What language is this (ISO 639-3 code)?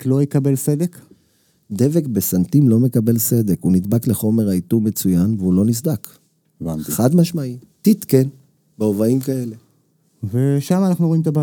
heb